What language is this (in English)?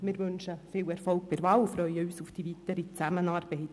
Swiss German